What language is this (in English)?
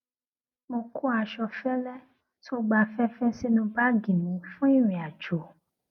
Yoruba